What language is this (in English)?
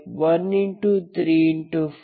Kannada